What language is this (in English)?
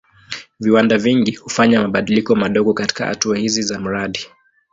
Swahili